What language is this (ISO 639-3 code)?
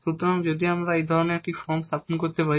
ben